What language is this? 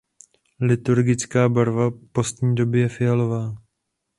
Czech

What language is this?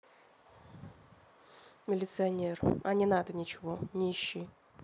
Russian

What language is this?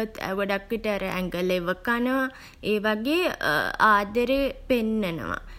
Sinhala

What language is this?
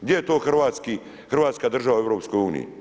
Croatian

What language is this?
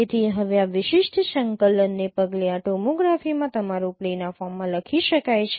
Gujarati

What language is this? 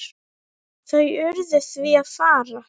Icelandic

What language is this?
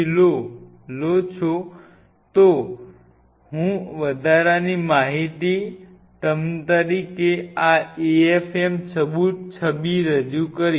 Gujarati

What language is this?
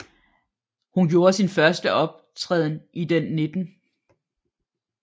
Danish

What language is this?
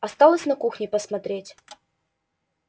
Russian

